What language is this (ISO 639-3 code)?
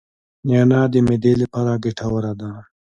pus